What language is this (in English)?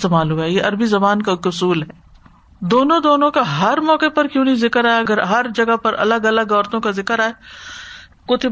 Urdu